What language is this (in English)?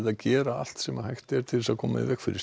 Icelandic